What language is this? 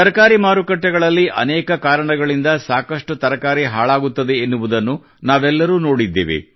Kannada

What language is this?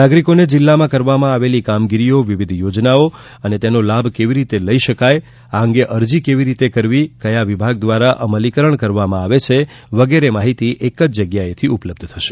Gujarati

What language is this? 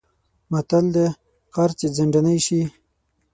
Pashto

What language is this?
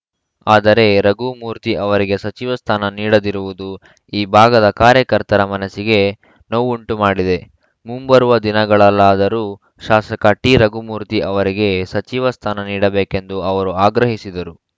Kannada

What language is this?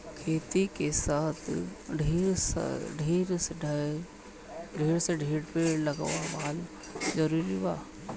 Bhojpuri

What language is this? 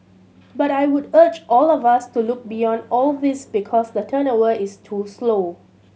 English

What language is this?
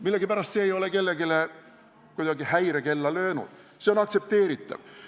Estonian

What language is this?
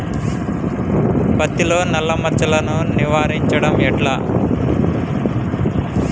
Telugu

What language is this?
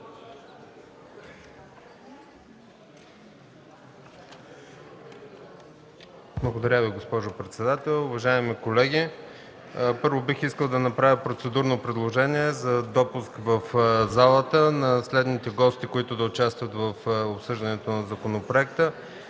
Bulgarian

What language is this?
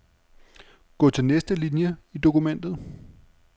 Danish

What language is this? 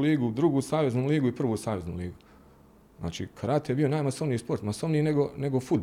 Croatian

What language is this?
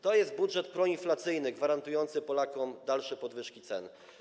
Polish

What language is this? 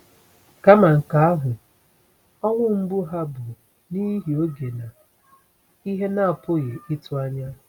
Igbo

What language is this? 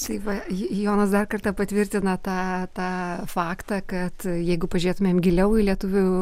Lithuanian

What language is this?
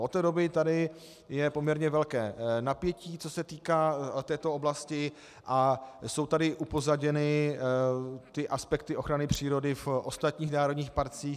Czech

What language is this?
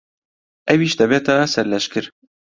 Central Kurdish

